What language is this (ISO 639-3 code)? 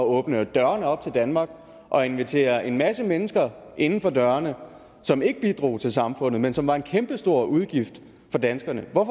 dan